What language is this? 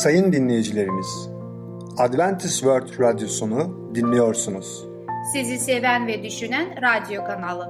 Turkish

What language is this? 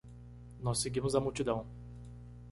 Portuguese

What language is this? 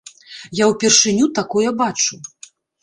Belarusian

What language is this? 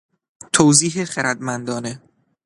Persian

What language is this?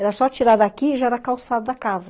Portuguese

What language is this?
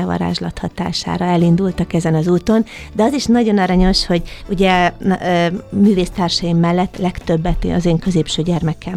Hungarian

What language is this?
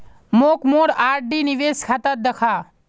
Magahi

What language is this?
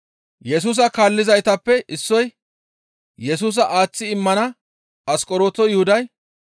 Gamo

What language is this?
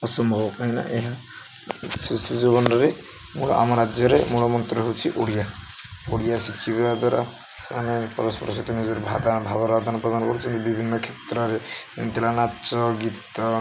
Odia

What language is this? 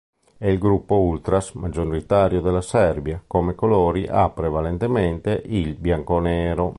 Italian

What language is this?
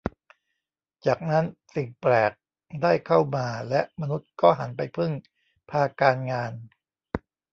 Thai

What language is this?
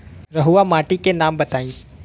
Bhojpuri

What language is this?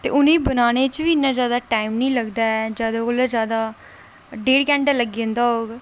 Dogri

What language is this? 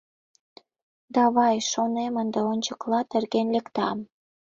Mari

